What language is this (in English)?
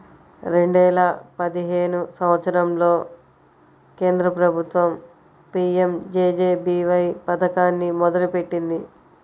Telugu